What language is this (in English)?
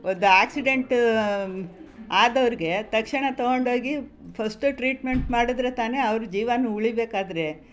Kannada